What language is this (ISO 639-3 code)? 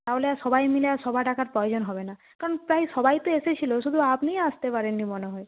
ben